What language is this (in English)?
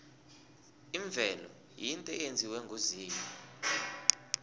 South Ndebele